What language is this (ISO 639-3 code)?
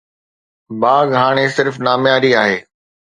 snd